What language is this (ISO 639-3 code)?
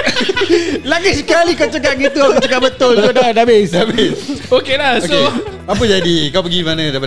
msa